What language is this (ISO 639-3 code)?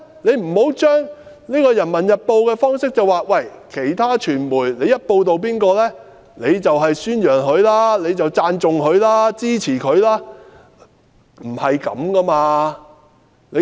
yue